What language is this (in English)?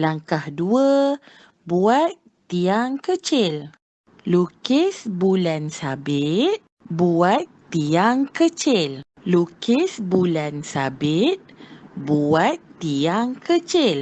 Malay